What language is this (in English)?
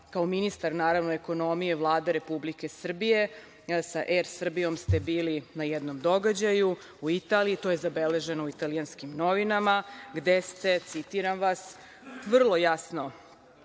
Serbian